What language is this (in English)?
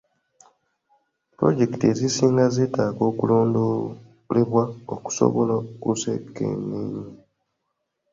Ganda